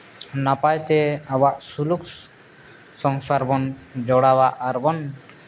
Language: Santali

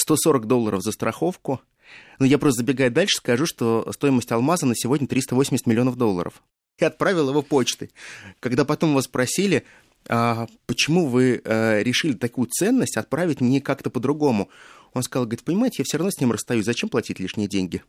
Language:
Russian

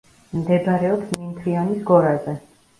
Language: Georgian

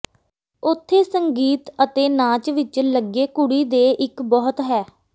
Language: Punjabi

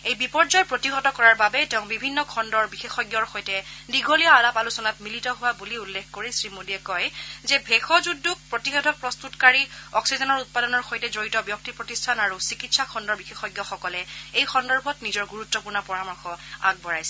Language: Assamese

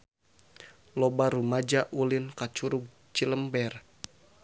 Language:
Sundanese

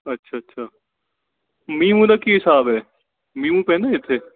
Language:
Punjabi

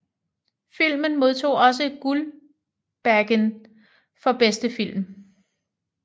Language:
Danish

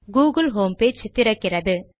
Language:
Tamil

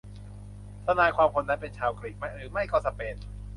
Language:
Thai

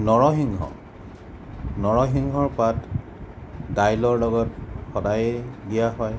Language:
Assamese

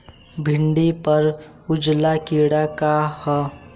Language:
Bhojpuri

